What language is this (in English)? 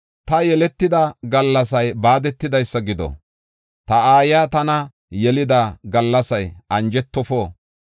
Gofa